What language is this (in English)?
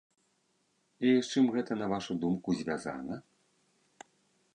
Belarusian